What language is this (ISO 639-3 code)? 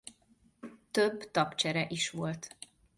hun